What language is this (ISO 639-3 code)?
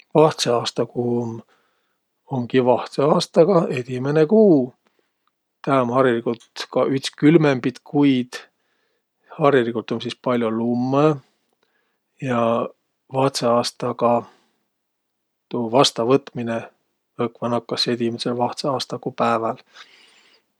vro